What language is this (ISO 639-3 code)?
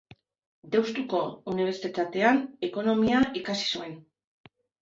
eus